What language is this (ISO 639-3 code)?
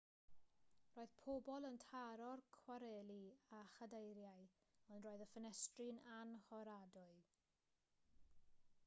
cym